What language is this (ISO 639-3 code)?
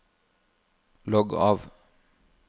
nor